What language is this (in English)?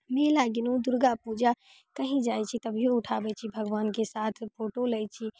Maithili